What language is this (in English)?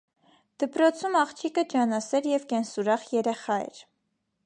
Armenian